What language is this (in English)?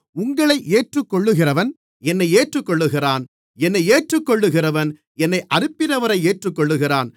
Tamil